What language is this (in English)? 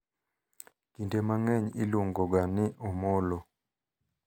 Luo (Kenya and Tanzania)